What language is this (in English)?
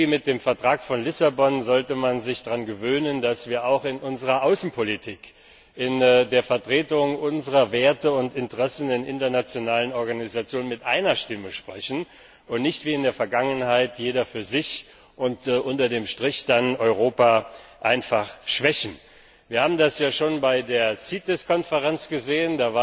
German